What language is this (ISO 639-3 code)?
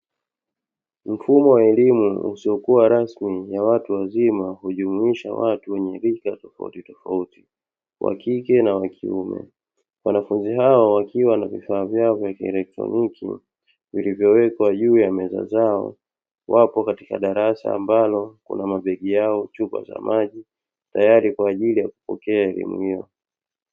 swa